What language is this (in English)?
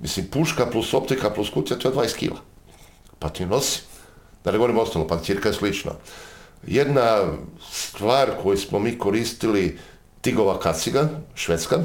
Croatian